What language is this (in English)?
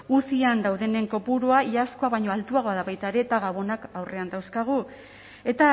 Basque